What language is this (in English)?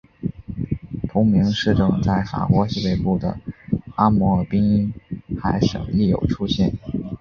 Chinese